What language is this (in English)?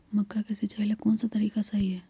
Magahi